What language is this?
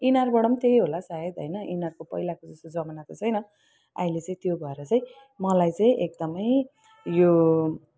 Nepali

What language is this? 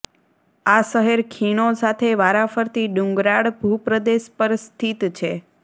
Gujarati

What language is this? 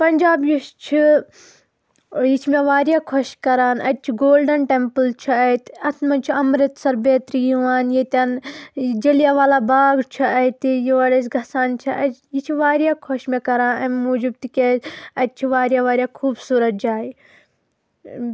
Kashmiri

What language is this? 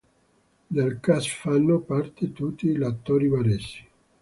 Italian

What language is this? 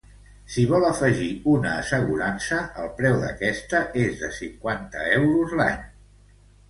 Catalan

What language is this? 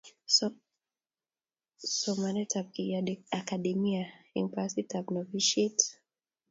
Kalenjin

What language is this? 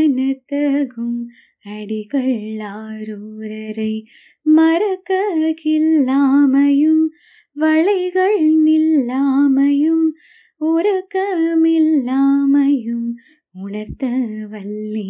Tamil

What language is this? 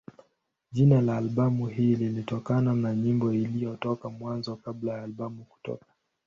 Swahili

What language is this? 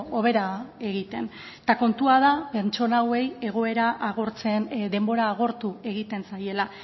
Basque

